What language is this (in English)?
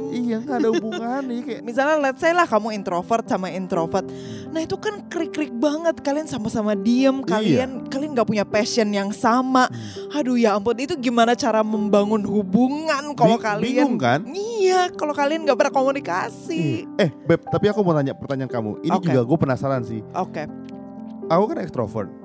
Indonesian